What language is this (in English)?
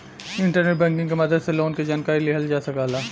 Bhojpuri